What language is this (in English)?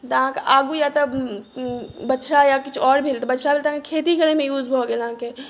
Maithili